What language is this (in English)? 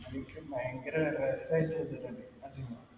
Malayalam